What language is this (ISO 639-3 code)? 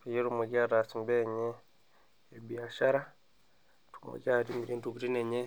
mas